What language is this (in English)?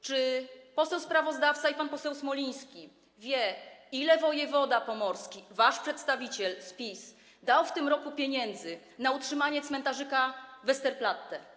Polish